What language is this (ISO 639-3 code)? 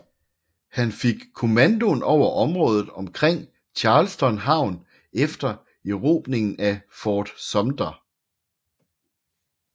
dan